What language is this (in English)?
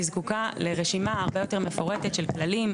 Hebrew